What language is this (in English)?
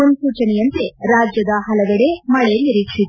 Kannada